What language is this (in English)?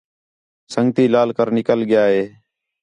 Khetrani